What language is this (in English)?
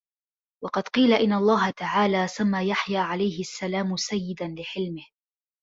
Arabic